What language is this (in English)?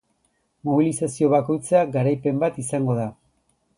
Basque